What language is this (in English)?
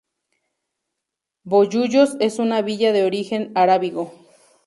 Spanish